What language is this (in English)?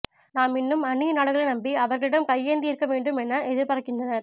Tamil